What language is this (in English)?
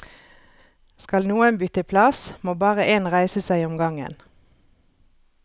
Norwegian